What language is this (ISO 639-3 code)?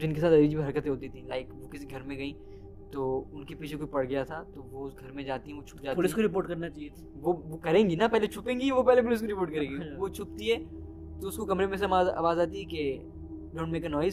urd